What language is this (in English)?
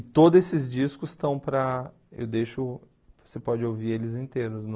Portuguese